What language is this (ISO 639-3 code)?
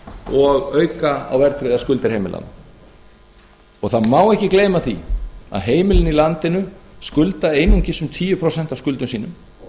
isl